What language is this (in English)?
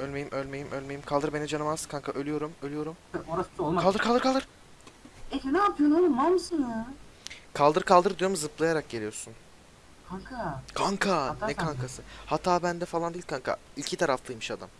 Turkish